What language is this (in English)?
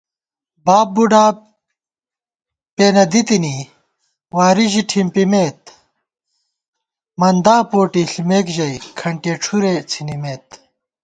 Gawar-Bati